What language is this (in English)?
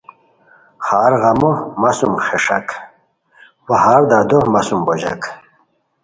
Khowar